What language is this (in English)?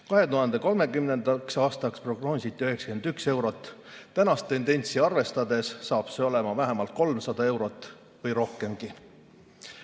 Estonian